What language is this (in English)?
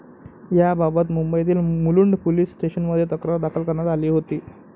Marathi